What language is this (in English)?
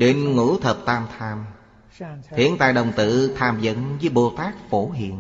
Vietnamese